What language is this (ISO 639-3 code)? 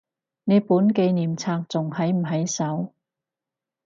yue